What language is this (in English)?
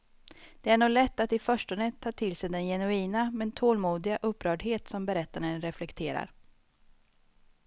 Swedish